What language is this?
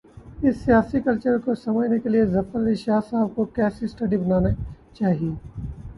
Urdu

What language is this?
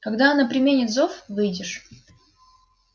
Russian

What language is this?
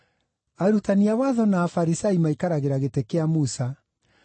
Kikuyu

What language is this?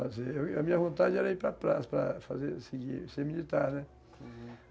Portuguese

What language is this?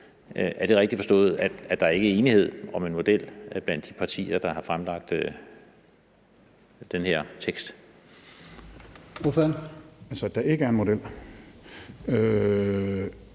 Danish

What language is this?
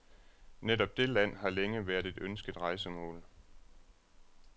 Danish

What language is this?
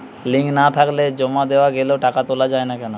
Bangla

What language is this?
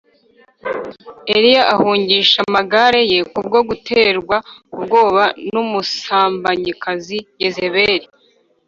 Kinyarwanda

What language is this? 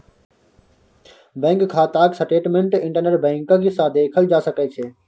Maithili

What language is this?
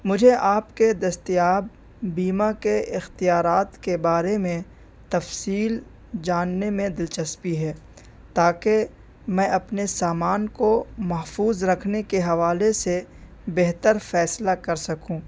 Urdu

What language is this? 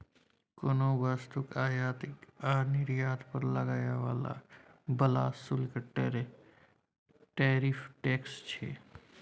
Maithili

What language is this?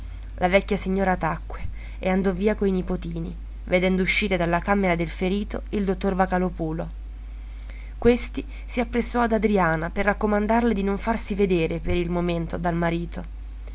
Italian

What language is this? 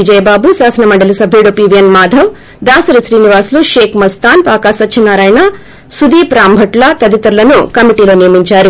Telugu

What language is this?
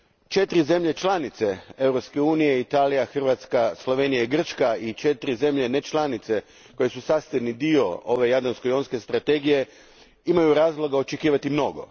Croatian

